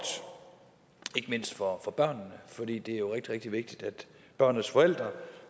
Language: Danish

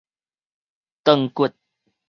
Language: Min Nan Chinese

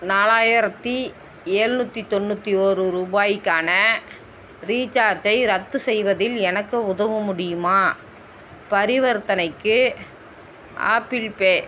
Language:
Tamil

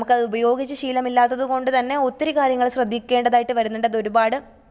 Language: Malayalam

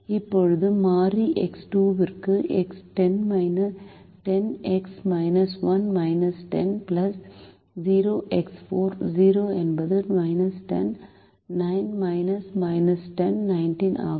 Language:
Tamil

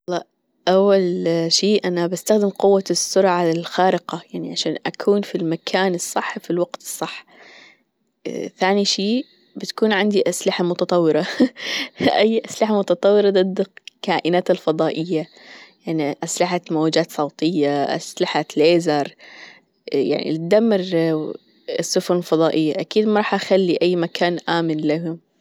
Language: Gulf Arabic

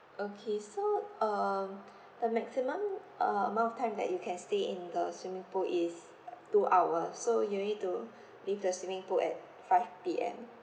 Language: English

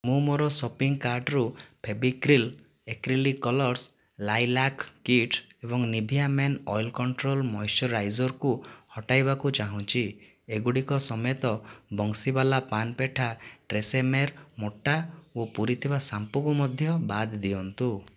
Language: Odia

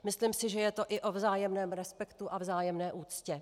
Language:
Czech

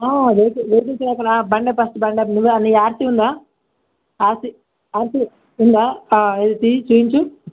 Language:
Telugu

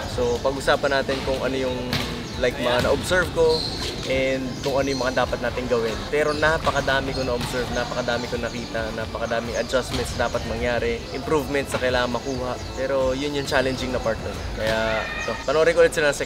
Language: Filipino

